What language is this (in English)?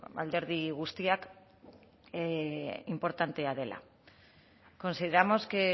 Basque